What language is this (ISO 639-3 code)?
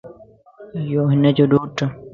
lss